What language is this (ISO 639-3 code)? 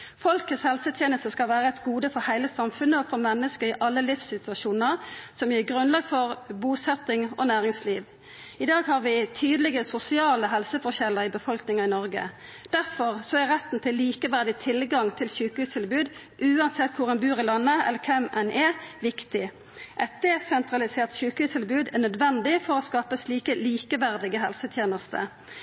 nno